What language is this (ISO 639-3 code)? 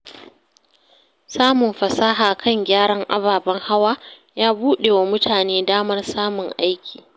hau